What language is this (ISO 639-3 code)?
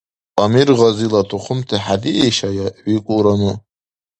dar